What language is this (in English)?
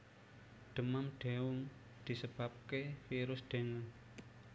Javanese